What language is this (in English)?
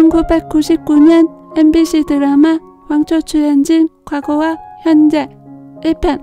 Korean